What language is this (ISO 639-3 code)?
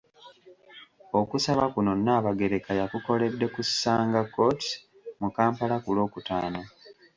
lug